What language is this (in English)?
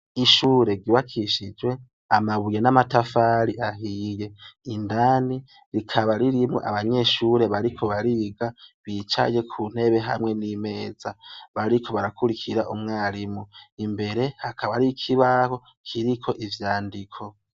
Rundi